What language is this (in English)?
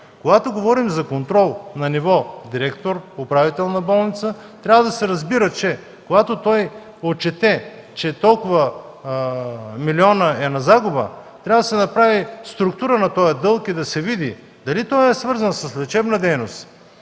Bulgarian